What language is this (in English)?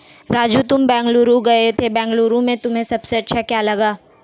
Hindi